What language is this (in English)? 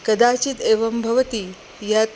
Sanskrit